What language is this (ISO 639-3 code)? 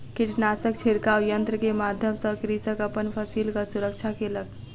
mai